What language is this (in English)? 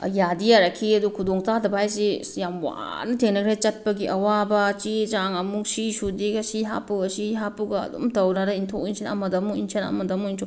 Manipuri